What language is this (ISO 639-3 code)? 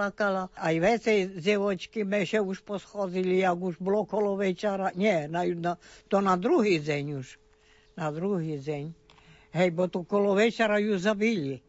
slk